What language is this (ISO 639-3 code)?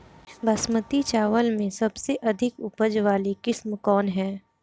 bho